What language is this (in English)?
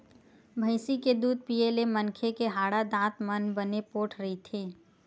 Chhattisgarhi